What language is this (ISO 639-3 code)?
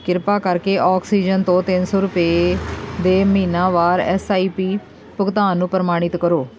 pan